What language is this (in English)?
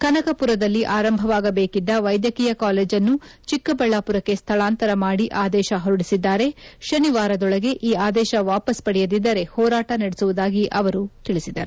Kannada